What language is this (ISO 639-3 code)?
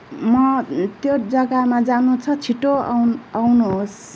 nep